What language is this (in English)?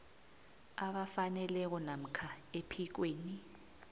South Ndebele